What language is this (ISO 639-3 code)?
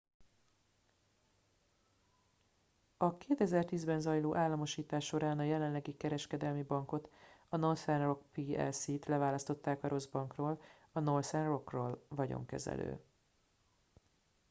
hun